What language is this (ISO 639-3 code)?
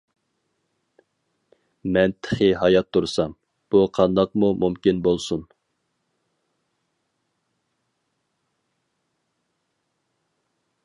uig